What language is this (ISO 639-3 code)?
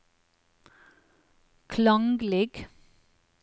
nor